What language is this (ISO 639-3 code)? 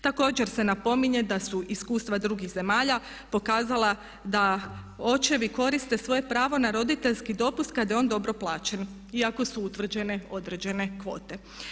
hrv